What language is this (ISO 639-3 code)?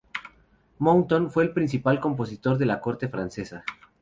spa